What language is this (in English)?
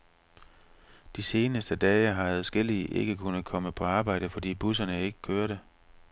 Danish